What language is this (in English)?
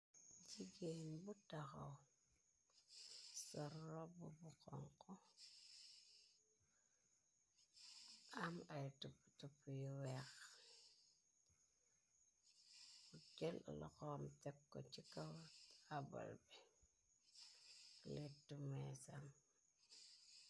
Wolof